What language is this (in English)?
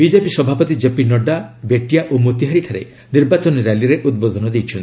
Odia